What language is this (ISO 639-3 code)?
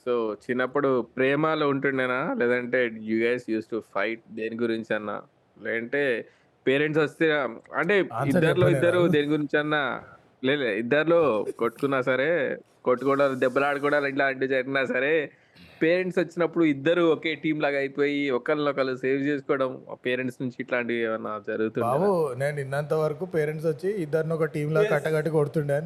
tel